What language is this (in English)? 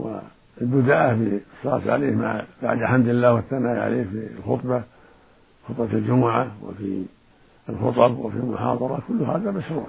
Arabic